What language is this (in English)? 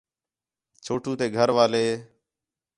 Khetrani